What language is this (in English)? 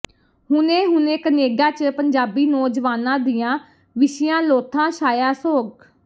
Punjabi